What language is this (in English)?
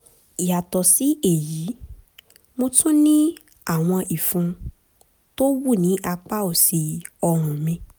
Yoruba